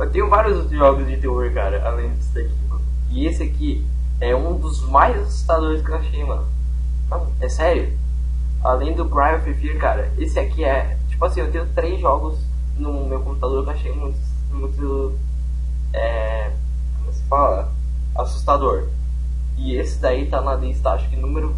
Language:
Portuguese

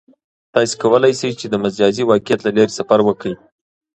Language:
Pashto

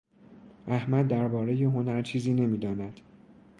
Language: Persian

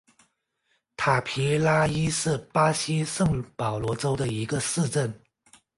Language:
Chinese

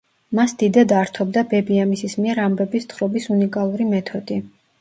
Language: Georgian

